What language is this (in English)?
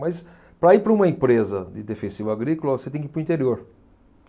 Portuguese